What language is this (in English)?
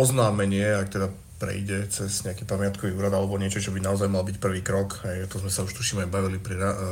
Slovak